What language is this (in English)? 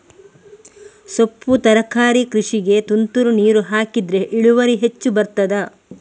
Kannada